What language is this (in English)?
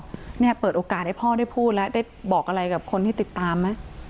Thai